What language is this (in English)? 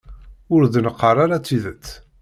Kabyle